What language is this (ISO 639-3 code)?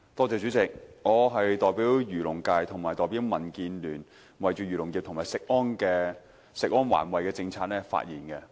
yue